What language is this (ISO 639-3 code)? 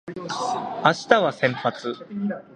jpn